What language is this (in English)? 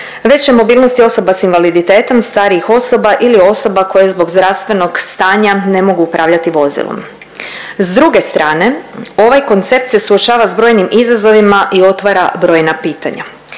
Croatian